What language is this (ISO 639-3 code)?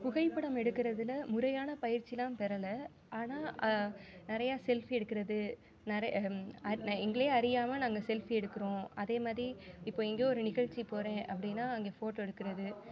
tam